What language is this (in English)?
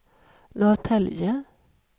Swedish